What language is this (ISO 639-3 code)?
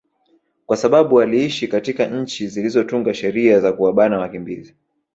swa